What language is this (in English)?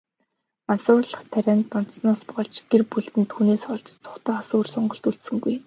Mongolian